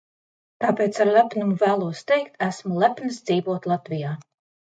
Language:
Latvian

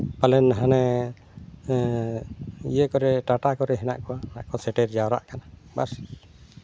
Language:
Santali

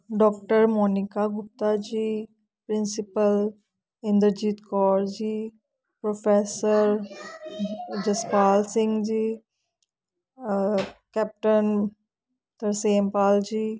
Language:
Punjabi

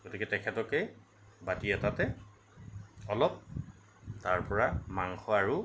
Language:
Assamese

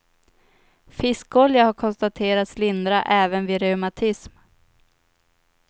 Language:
Swedish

